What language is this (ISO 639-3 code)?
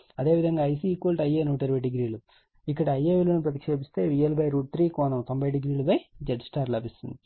tel